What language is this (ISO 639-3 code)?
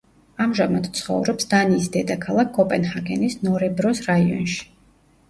kat